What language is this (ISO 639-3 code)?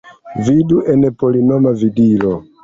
epo